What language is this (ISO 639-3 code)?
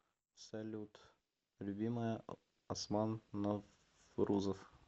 rus